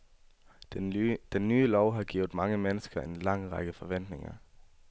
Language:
Danish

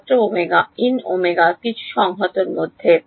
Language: Bangla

